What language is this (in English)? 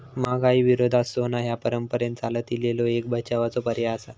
Marathi